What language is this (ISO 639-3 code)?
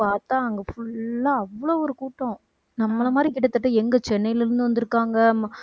tam